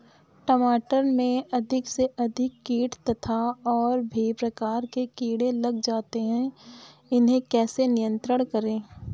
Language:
Hindi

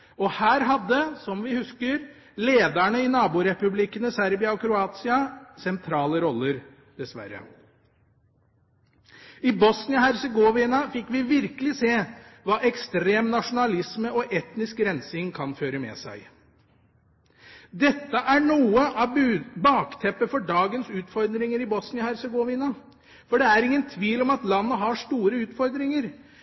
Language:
Norwegian Bokmål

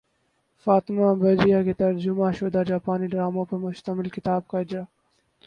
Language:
Urdu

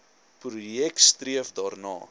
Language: Afrikaans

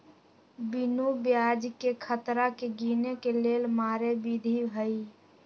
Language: Magahi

